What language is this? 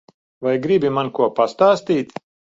Latvian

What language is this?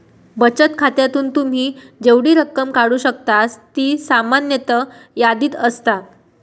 Marathi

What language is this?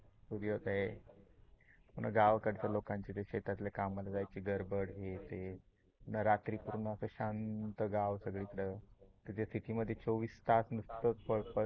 Marathi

